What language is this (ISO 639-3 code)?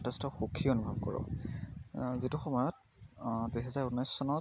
asm